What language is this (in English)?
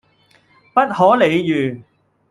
Cantonese